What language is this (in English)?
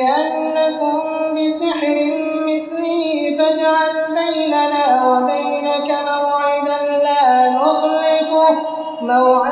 Arabic